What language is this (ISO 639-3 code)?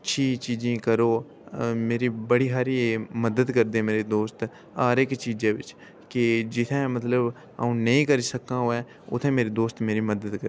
doi